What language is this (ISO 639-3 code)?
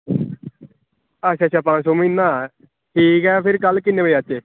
doi